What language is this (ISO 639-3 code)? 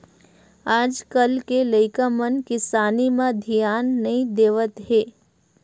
hne